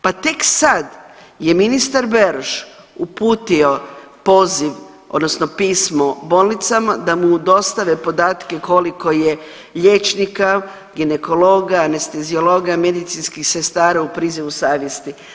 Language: Croatian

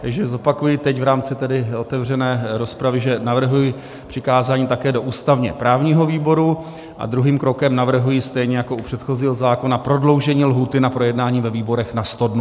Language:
Czech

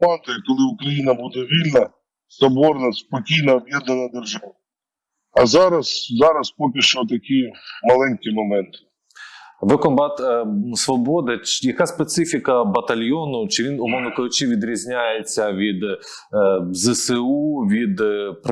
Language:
Ukrainian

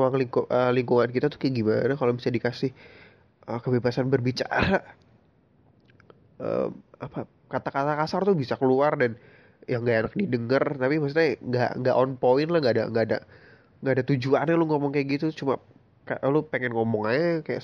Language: Indonesian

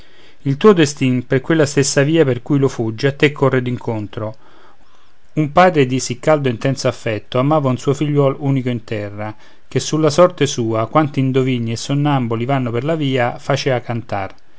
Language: Italian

